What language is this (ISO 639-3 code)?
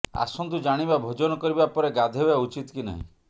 ori